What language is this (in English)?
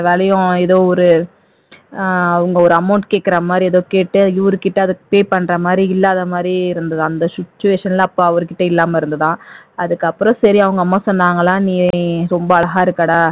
Tamil